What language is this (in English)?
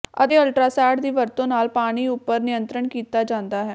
Punjabi